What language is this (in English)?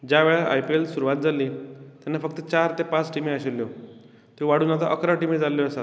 Konkani